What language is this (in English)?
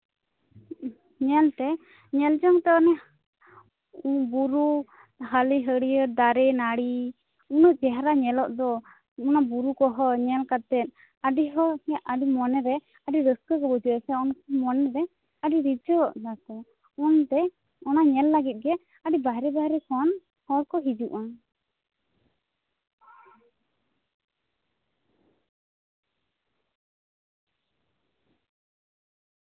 Santali